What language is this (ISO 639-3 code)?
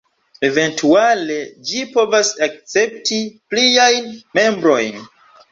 epo